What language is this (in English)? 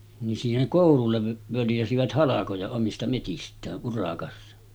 Finnish